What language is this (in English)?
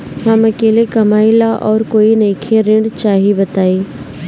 Bhojpuri